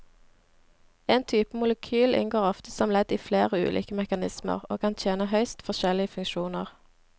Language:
Norwegian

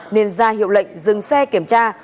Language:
Vietnamese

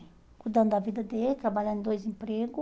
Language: Portuguese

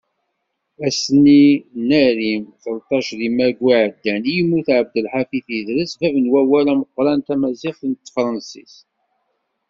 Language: Kabyle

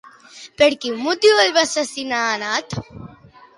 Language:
Catalan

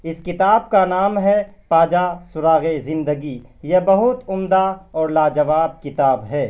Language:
Urdu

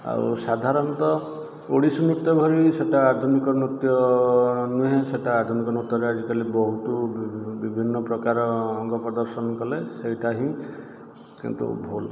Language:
Odia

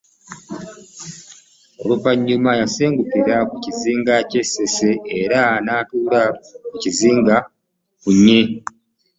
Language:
Ganda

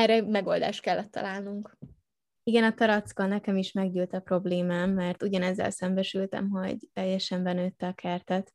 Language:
Hungarian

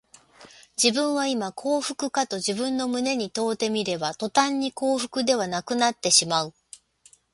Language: Japanese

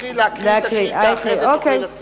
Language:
Hebrew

